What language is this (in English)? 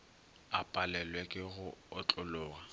Northern Sotho